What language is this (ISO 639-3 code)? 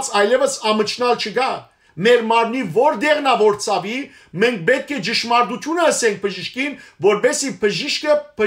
tur